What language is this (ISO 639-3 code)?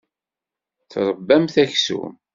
kab